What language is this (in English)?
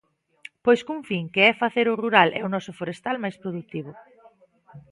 Galician